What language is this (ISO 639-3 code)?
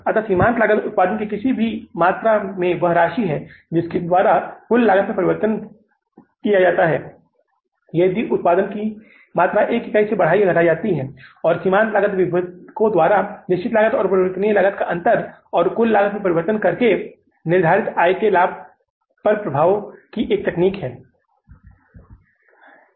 hin